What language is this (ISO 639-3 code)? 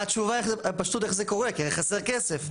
heb